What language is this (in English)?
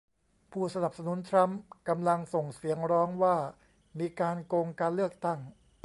Thai